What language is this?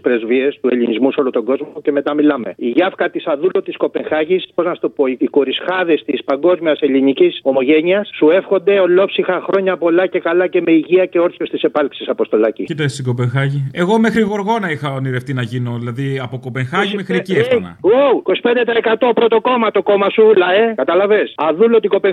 Greek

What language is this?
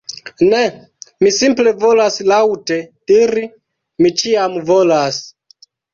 Esperanto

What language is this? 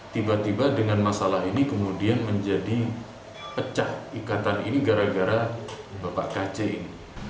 Indonesian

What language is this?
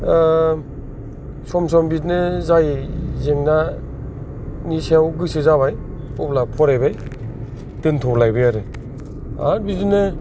Bodo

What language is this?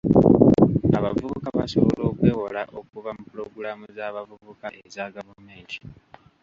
Ganda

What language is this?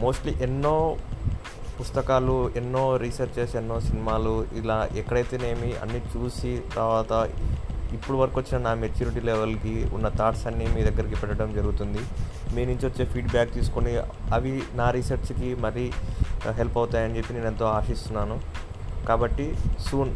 Telugu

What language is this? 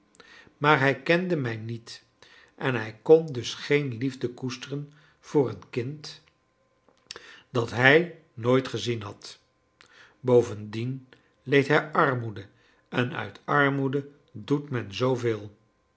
Dutch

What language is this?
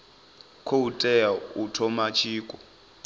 Venda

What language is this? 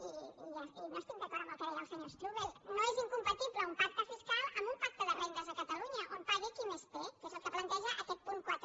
Catalan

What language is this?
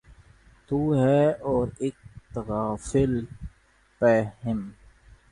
Urdu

